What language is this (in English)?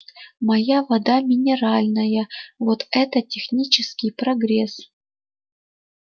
Russian